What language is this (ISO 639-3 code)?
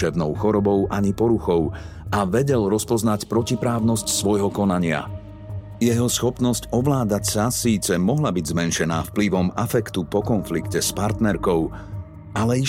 slk